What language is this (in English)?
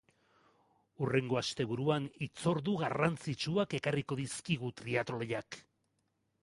Basque